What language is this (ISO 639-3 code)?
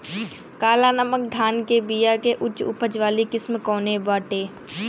bho